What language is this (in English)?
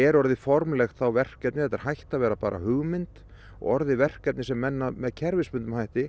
Icelandic